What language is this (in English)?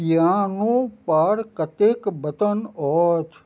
Maithili